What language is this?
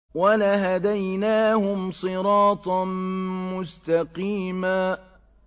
Arabic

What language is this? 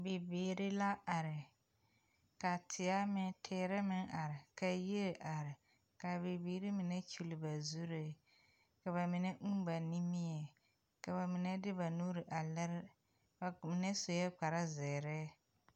Southern Dagaare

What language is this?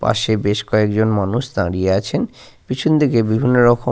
Bangla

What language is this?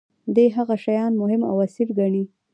Pashto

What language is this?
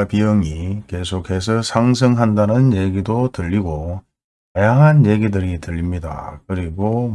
Korean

